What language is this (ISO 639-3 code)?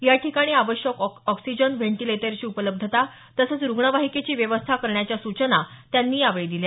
mar